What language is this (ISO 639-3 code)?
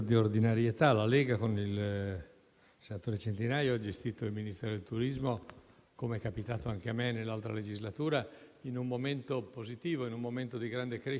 ita